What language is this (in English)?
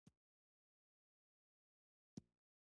Pashto